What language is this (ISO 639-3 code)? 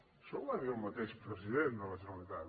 cat